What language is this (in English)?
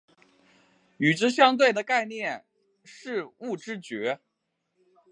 Chinese